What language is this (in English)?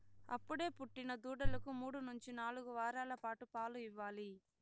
Telugu